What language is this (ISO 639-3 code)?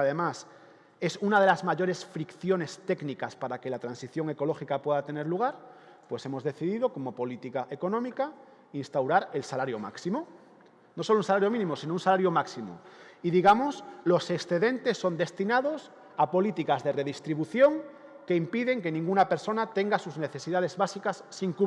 spa